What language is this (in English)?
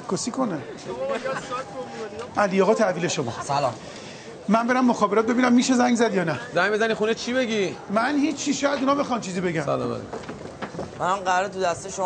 Persian